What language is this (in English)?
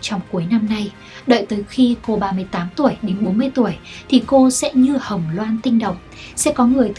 Vietnamese